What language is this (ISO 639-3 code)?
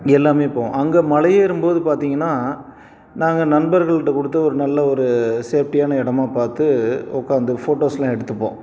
tam